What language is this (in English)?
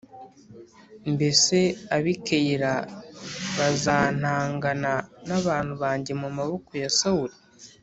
Kinyarwanda